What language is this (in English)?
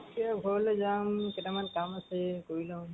Assamese